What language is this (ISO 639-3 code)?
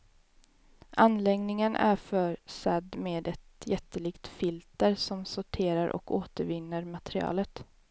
swe